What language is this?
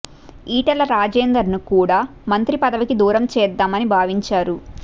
Telugu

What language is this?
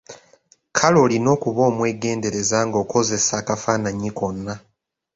Ganda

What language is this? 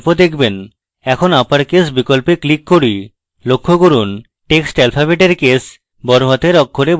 Bangla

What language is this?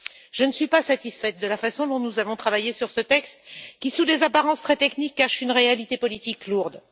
French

